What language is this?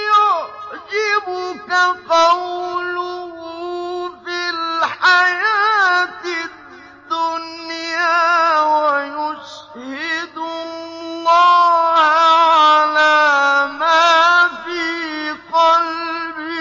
Arabic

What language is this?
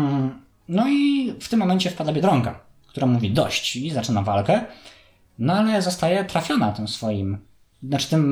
Polish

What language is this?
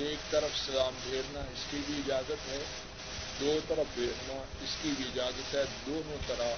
Urdu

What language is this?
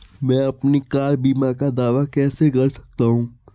Hindi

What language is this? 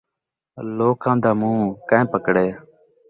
Saraiki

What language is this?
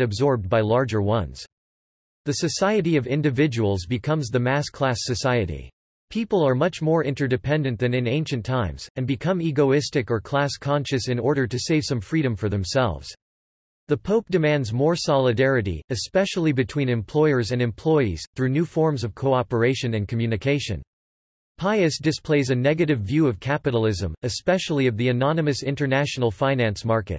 English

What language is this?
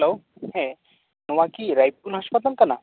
Santali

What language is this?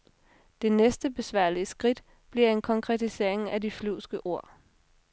Danish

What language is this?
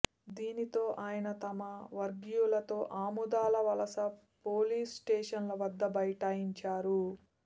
Telugu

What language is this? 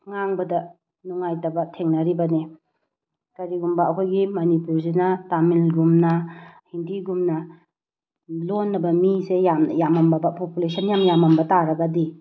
Manipuri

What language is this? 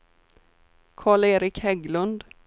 Swedish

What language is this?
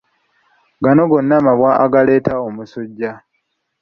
Ganda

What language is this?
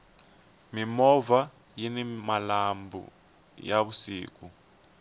Tsonga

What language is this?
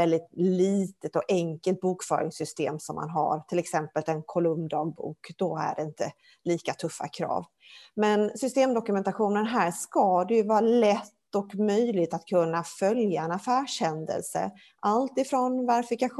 Swedish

